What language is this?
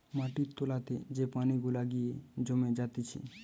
Bangla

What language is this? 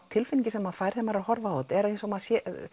Icelandic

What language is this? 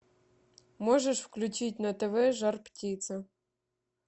Russian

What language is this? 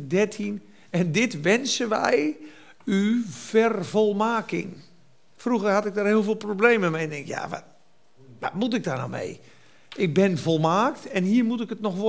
Dutch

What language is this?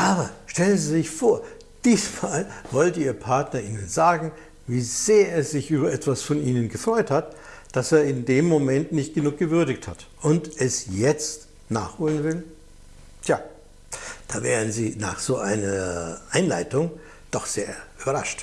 German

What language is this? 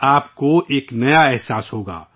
Urdu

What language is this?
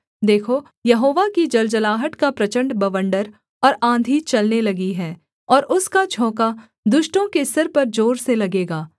Hindi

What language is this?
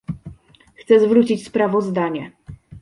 Polish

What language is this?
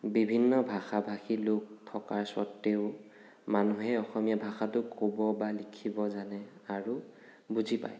Assamese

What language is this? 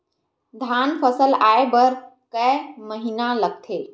Chhattisgarhi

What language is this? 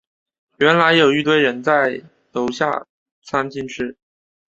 Chinese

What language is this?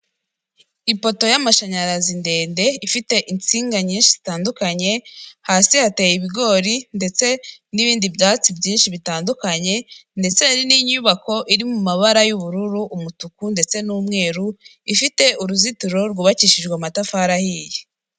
Kinyarwanda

